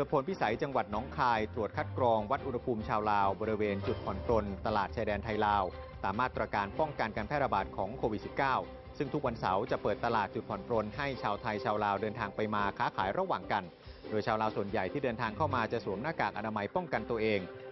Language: Thai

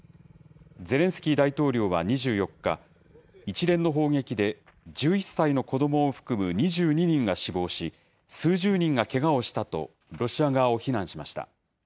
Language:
Japanese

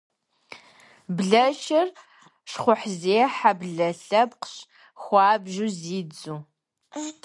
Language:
Kabardian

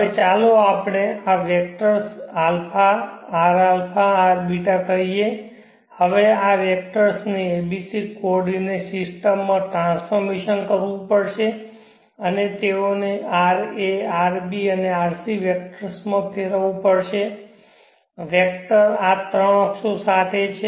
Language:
Gujarati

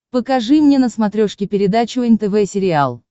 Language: Russian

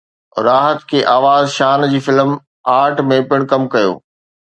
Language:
Sindhi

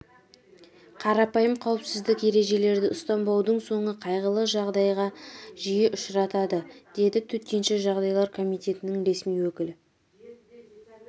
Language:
Kazakh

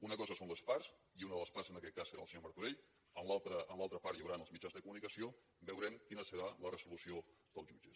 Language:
Catalan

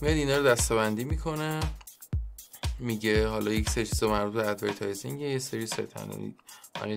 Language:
Persian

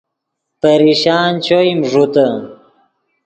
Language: Yidgha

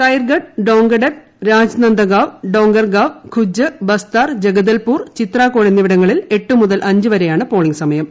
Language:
Malayalam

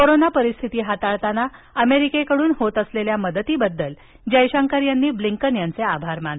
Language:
Marathi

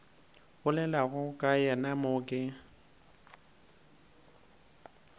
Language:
Northern Sotho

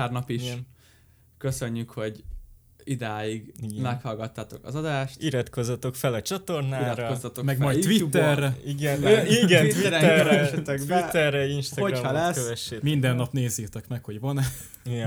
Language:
Hungarian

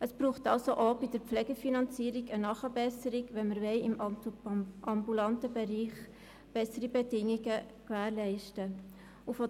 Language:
Swiss German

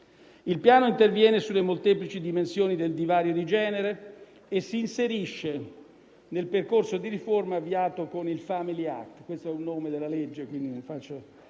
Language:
Italian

